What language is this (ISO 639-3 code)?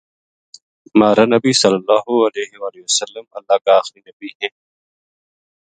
gju